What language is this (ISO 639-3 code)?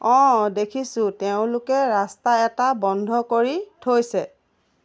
asm